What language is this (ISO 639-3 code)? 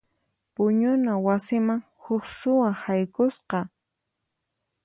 qxp